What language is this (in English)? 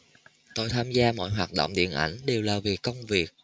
Vietnamese